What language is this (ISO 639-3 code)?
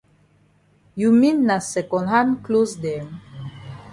wes